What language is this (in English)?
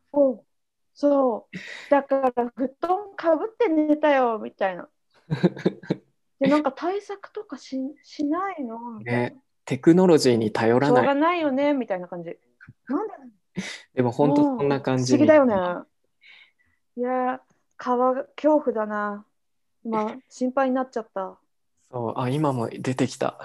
Japanese